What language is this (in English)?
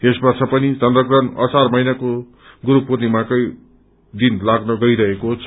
Nepali